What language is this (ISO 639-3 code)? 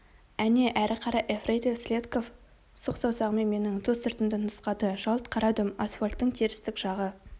kaz